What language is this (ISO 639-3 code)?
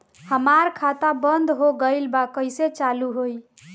bho